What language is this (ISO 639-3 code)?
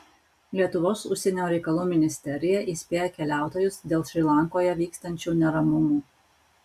lit